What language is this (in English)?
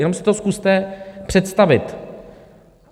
Czech